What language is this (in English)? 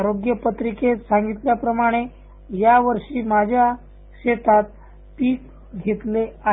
Marathi